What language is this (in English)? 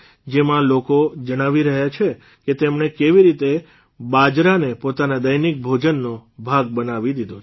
Gujarati